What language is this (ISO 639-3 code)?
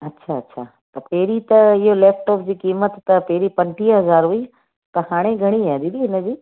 snd